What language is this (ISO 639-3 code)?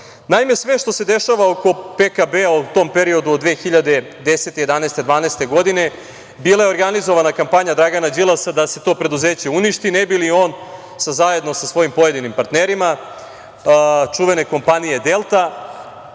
srp